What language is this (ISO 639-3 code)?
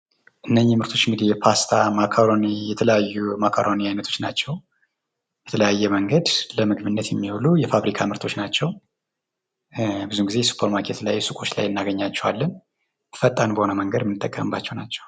amh